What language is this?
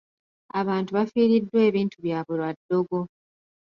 Ganda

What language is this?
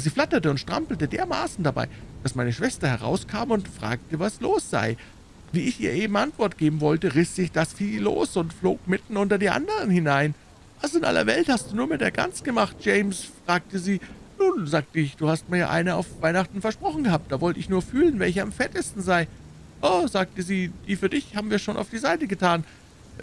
German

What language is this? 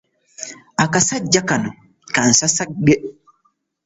Ganda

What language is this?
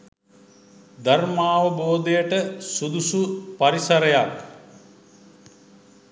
Sinhala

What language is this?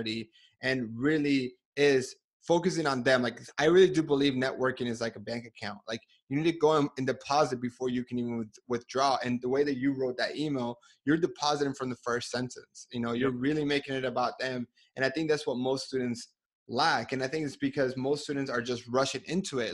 English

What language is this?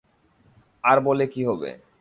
Bangla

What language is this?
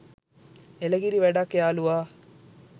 Sinhala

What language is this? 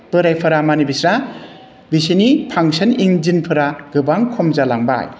Bodo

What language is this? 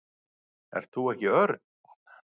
Icelandic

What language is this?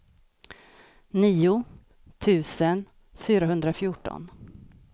Swedish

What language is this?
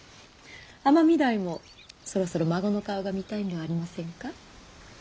Japanese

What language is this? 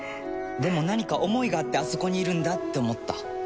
Japanese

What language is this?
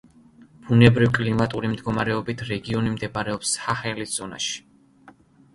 Georgian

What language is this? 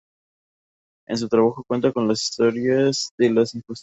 Spanish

